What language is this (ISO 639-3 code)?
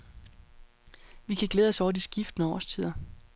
dan